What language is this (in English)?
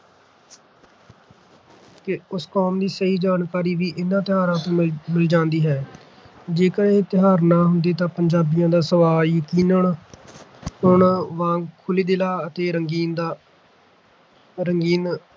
Punjabi